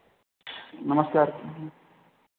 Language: Hindi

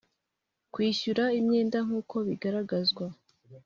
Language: Kinyarwanda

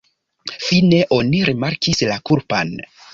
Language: Esperanto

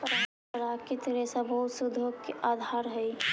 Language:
Magahi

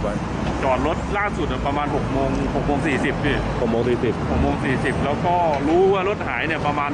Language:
Thai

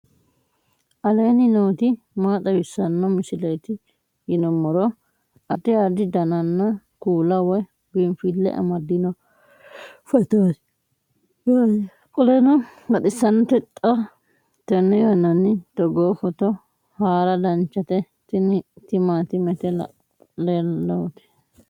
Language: Sidamo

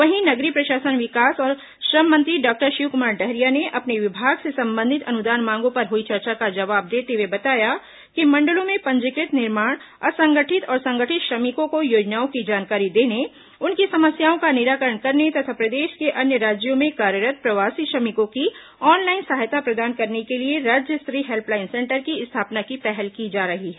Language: Hindi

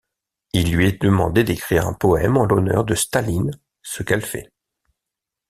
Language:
French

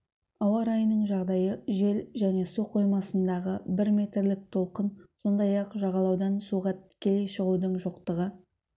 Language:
Kazakh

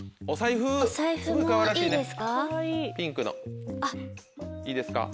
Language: Japanese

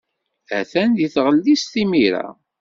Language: Kabyle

